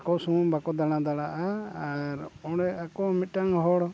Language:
Santali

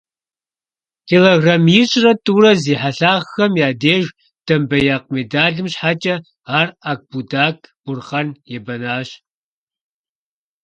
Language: Kabardian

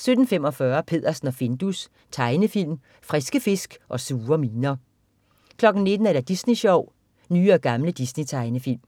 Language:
Danish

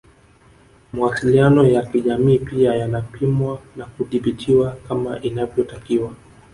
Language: Swahili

